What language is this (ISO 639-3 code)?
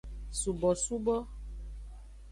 ajg